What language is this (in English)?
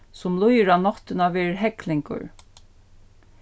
Faroese